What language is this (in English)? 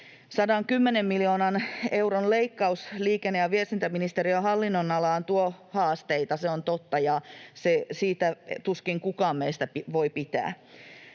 Finnish